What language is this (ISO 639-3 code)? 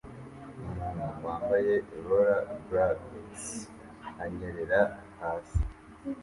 kin